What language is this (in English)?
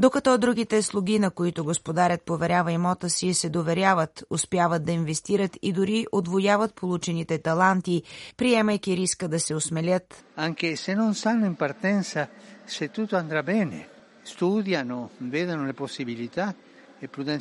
Bulgarian